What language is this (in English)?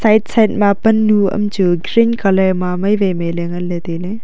Wancho Naga